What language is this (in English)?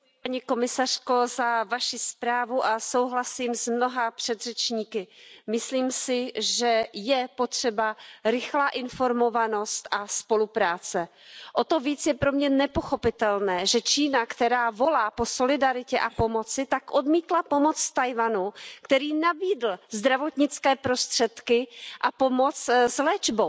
Czech